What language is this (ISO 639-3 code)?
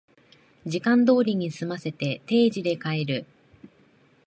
jpn